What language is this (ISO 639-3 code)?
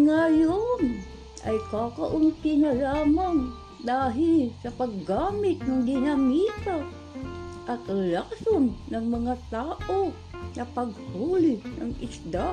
fil